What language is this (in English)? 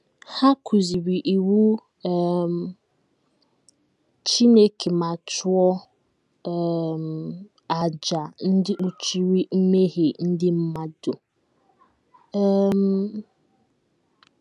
Igbo